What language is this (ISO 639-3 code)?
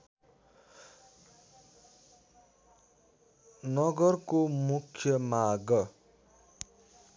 nep